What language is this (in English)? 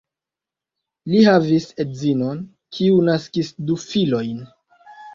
Esperanto